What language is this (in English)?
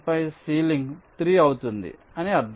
Telugu